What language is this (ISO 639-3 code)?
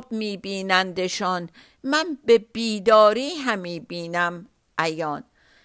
fas